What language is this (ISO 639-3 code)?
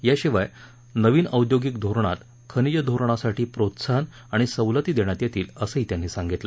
mar